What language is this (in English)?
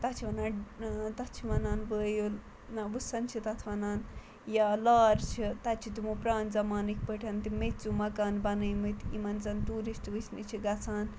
Kashmiri